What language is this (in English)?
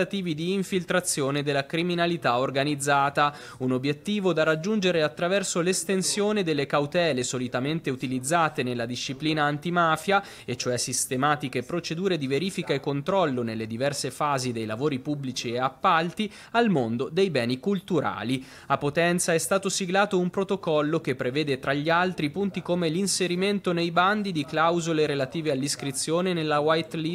Italian